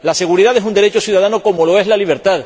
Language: Spanish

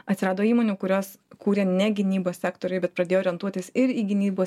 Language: Lithuanian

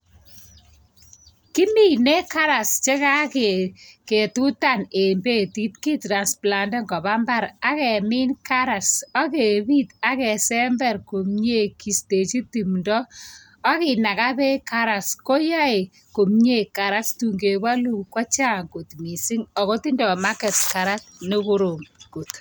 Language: Kalenjin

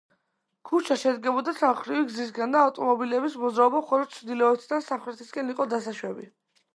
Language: Georgian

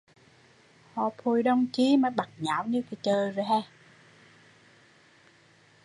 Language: Vietnamese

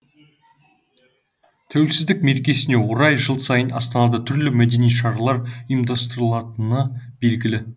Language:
Kazakh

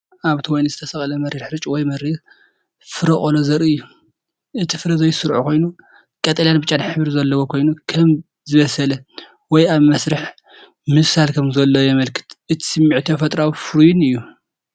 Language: Tigrinya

